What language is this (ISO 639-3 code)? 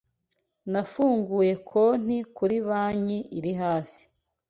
kin